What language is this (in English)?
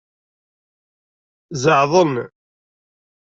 Kabyle